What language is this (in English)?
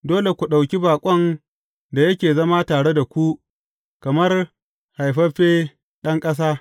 Hausa